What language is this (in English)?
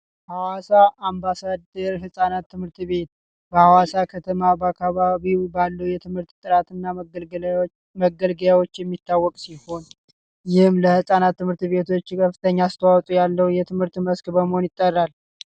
Amharic